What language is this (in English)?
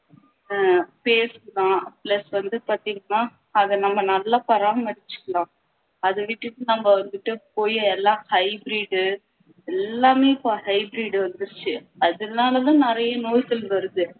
Tamil